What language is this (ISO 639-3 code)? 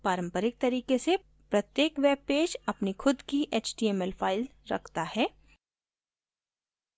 hin